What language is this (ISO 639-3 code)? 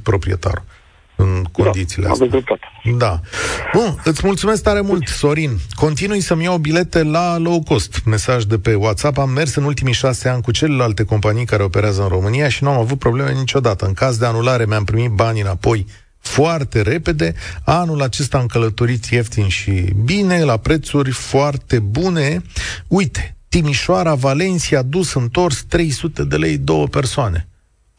ron